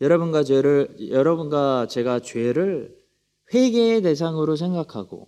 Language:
Korean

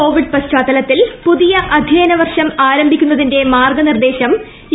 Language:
Malayalam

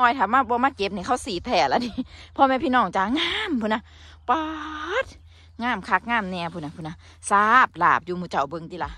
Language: Thai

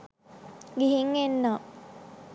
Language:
Sinhala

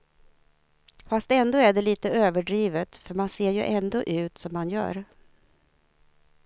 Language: Swedish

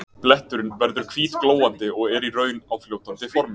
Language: Icelandic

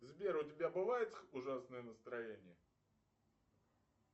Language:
Russian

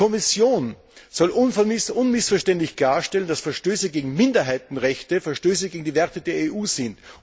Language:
German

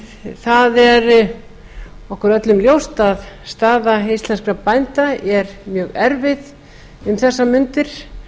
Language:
Icelandic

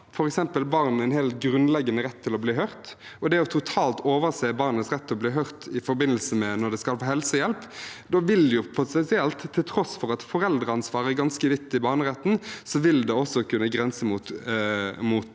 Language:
Norwegian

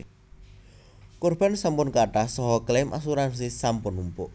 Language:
Javanese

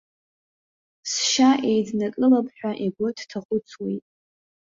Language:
Abkhazian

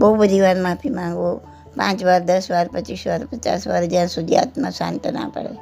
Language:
Gujarati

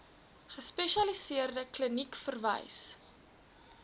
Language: Afrikaans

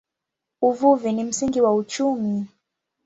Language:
Swahili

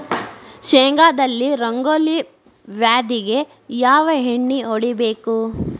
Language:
Kannada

